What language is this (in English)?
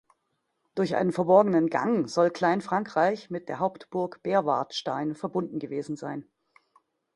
German